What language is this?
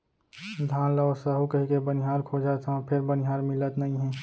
Chhattisgarhi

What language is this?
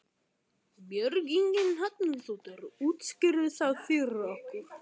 Icelandic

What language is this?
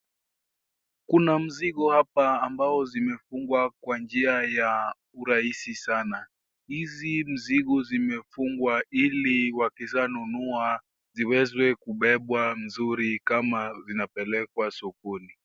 Swahili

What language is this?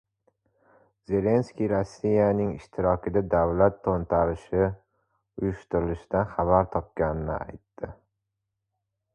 Uzbek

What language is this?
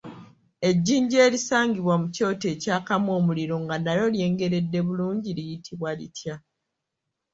Ganda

